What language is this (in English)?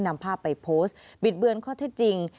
Thai